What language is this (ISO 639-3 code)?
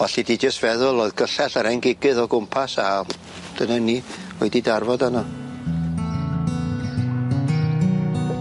cym